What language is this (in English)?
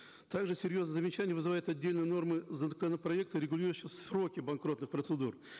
Kazakh